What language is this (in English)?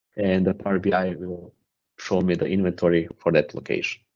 English